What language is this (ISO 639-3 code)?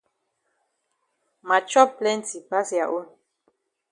wes